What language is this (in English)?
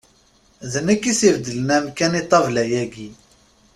Kabyle